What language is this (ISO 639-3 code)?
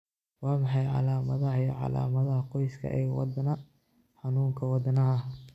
som